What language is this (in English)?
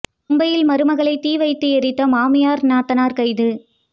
Tamil